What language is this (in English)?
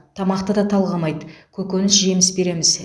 Kazakh